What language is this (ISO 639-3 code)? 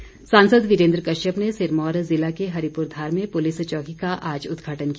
hin